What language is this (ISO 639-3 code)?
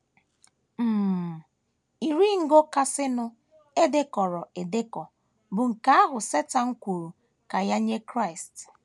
ibo